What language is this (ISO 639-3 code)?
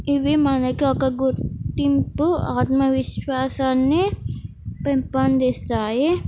tel